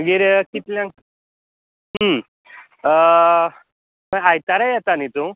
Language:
Konkani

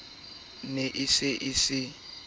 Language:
Southern Sotho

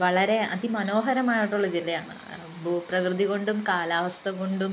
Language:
Malayalam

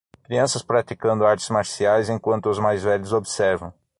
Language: Portuguese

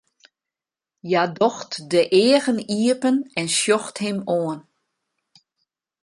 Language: Western Frisian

